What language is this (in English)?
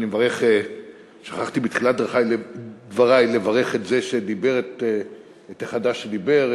Hebrew